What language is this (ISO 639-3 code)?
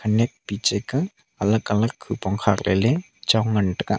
nnp